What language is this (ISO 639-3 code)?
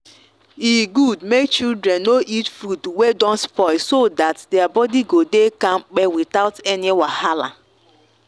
pcm